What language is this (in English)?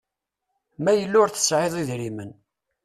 Kabyle